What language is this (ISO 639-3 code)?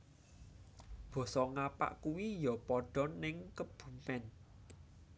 jav